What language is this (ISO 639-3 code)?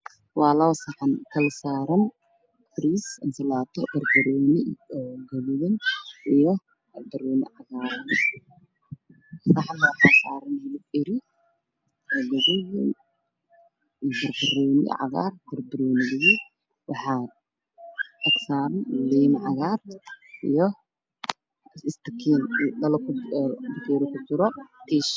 som